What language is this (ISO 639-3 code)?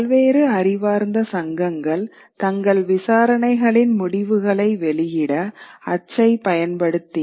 tam